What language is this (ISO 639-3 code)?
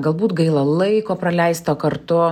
lit